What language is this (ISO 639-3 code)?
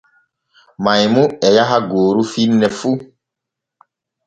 fue